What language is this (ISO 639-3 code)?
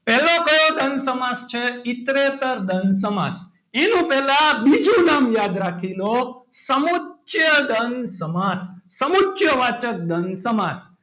guj